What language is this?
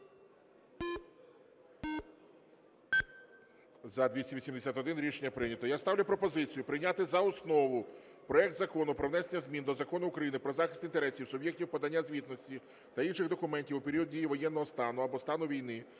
Ukrainian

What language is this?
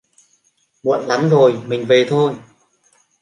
Vietnamese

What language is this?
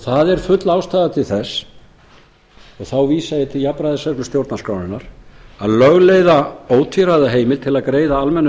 Icelandic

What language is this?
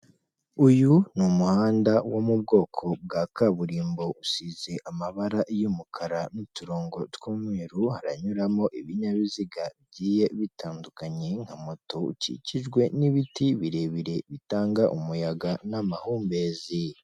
Kinyarwanda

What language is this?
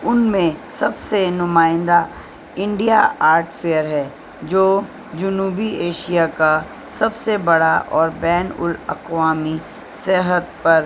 Urdu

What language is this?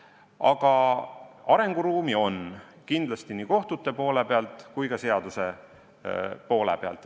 Estonian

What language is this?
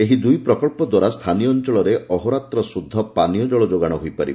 Odia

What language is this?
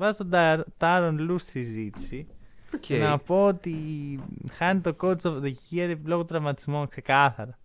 Greek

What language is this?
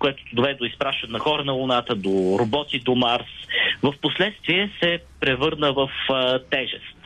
Bulgarian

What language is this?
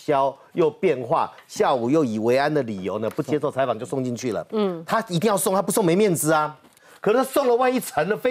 Chinese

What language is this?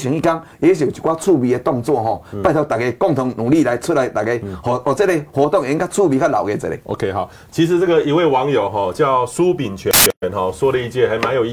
Chinese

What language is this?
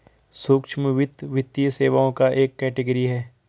Hindi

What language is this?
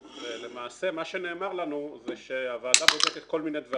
Hebrew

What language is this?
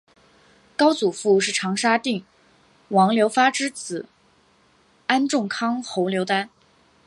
Chinese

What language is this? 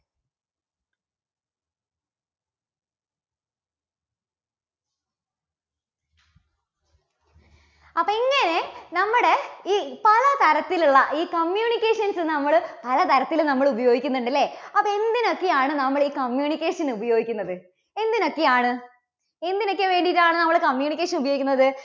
Malayalam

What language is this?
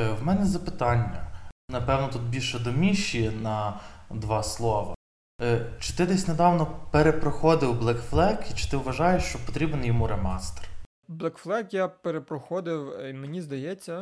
Ukrainian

